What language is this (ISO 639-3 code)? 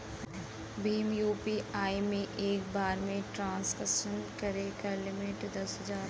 bho